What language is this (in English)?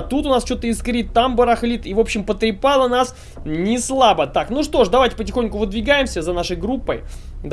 Russian